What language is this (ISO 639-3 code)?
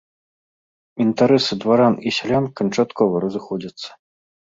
bel